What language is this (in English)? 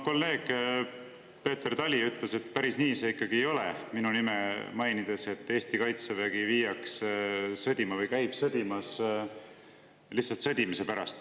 Estonian